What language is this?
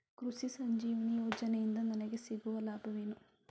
Kannada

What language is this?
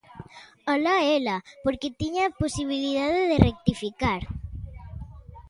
Galician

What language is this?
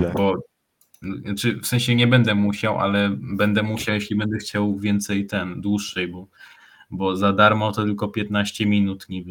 Polish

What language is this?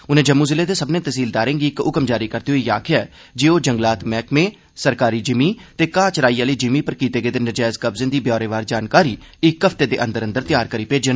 Dogri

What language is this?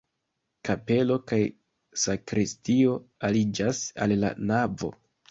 Esperanto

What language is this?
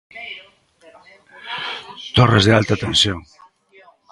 Galician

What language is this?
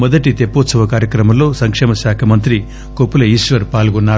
Telugu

